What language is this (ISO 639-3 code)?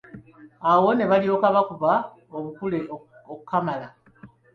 lug